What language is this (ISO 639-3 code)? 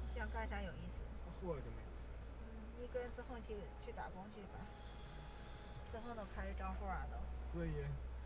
zho